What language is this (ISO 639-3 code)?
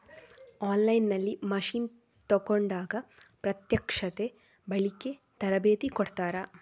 kan